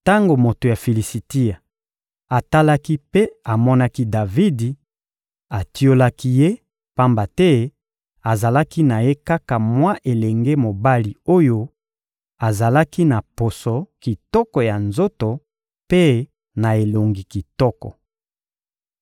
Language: Lingala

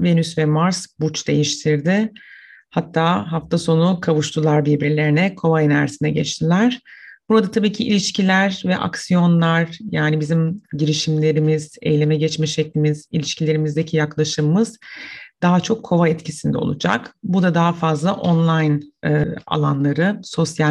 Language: Turkish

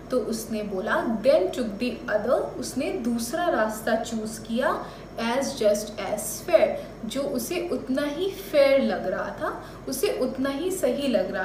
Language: Hindi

